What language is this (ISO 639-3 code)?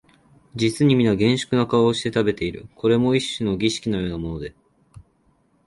jpn